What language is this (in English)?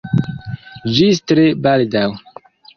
Esperanto